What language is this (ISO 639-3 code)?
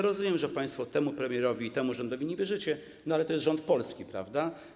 pol